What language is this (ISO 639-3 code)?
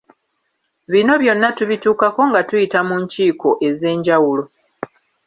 lug